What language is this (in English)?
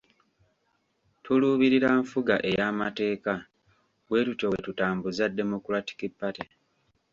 Ganda